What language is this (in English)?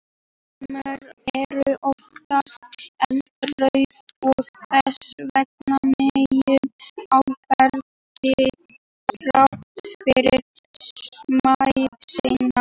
Icelandic